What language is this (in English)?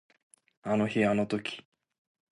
Japanese